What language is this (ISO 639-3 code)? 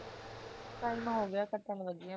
pan